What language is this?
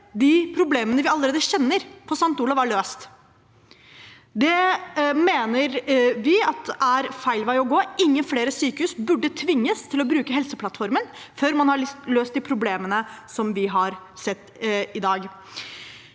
Norwegian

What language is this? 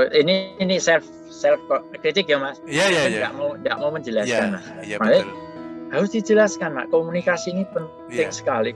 Indonesian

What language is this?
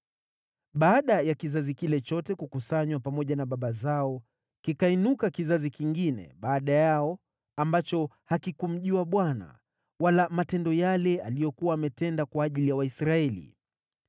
Swahili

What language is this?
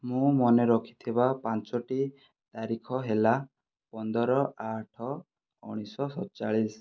Odia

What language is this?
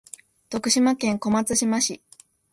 Japanese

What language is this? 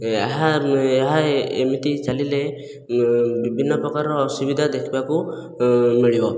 Odia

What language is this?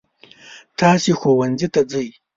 Pashto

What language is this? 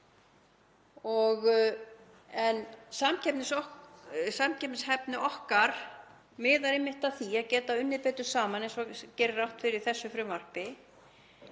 Icelandic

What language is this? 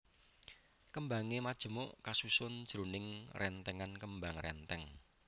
Javanese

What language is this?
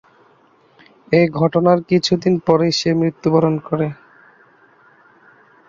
Bangla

